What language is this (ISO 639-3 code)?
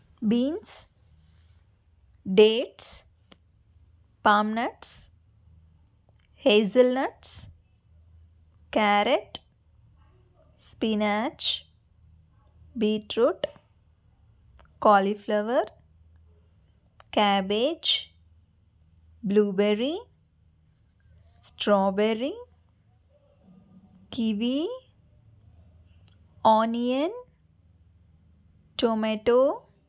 tel